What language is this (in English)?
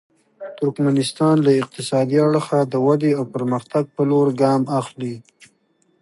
Pashto